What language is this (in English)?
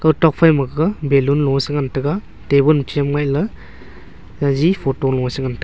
Wancho Naga